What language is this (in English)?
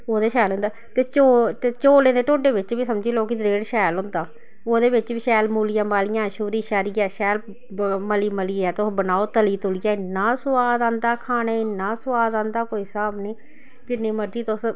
Dogri